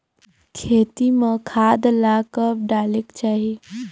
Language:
Chhattisgarhi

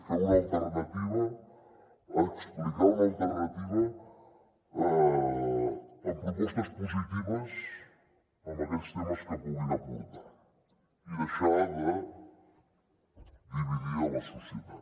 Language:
Catalan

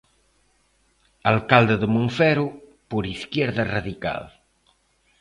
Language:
Galician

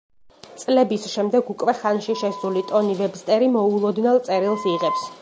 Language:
Georgian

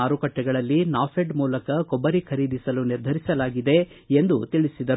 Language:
Kannada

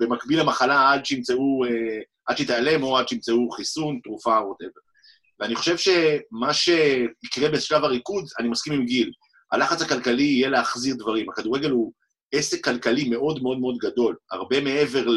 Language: Hebrew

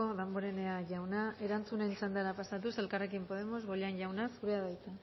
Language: Basque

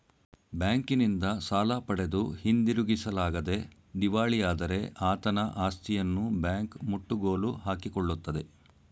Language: Kannada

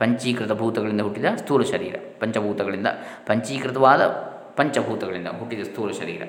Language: Kannada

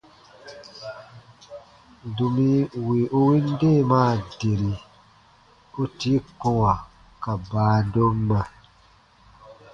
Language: Baatonum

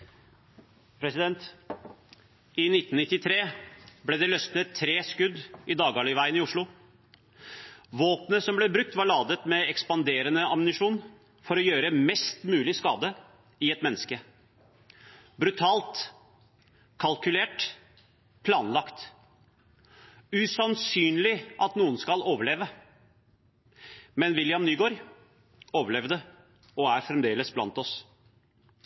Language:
Norwegian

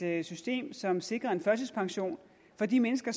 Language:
Danish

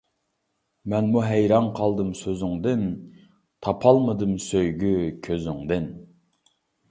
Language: Uyghur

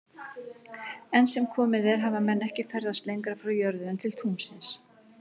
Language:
Icelandic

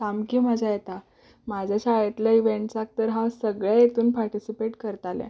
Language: Konkani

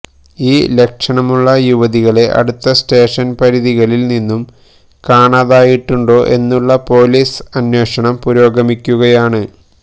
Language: Malayalam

